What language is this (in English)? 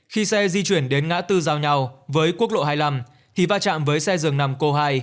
Vietnamese